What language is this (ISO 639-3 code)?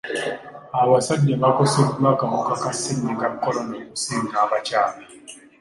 lug